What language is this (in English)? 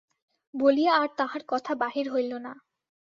Bangla